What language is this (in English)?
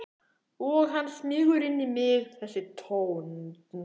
Icelandic